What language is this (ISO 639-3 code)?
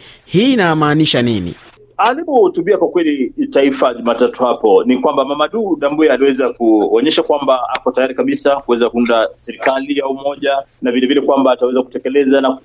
swa